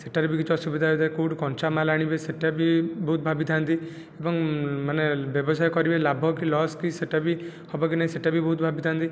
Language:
Odia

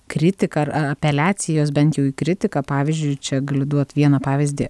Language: Lithuanian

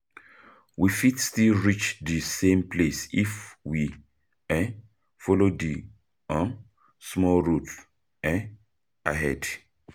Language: Nigerian Pidgin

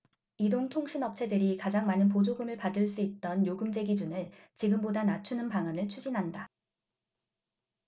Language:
Korean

